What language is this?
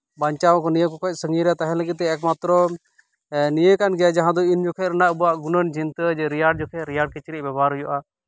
Santali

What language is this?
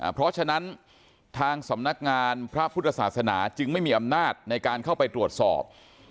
Thai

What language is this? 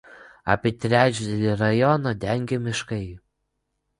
Lithuanian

